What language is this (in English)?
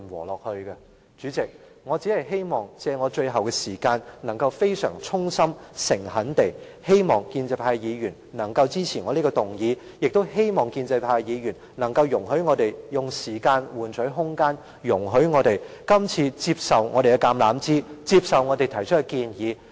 Cantonese